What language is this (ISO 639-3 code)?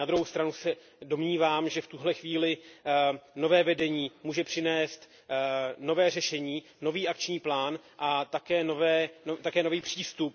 ces